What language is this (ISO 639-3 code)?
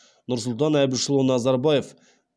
kaz